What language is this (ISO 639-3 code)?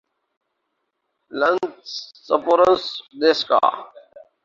urd